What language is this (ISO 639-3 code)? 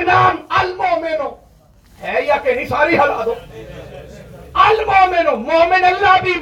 urd